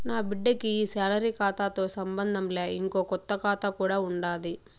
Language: Telugu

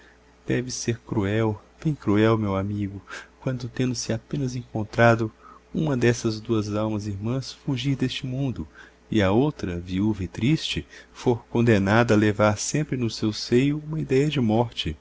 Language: Portuguese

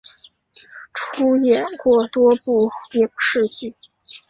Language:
Chinese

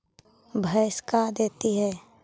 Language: Magahi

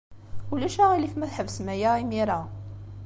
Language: Kabyle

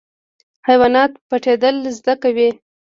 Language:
Pashto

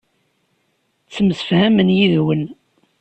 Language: Kabyle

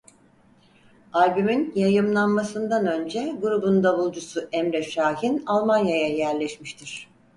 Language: Turkish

